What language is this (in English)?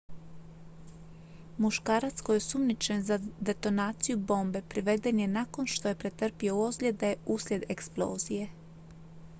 Croatian